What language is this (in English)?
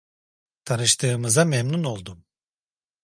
Turkish